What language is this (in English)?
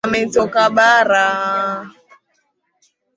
Swahili